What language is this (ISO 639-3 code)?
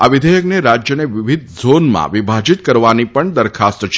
guj